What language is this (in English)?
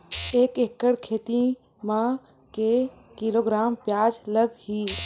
Chhattisgarhi